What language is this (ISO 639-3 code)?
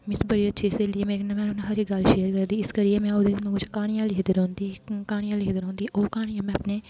doi